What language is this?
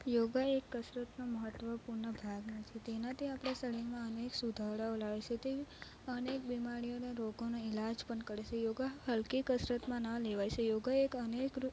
Gujarati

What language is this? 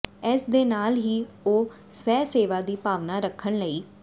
Punjabi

